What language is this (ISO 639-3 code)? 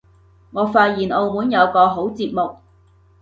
yue